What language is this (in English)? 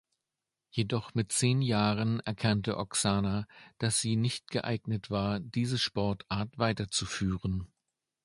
German